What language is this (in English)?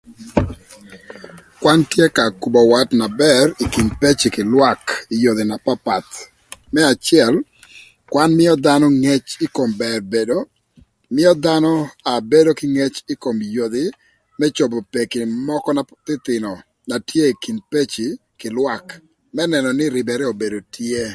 Thur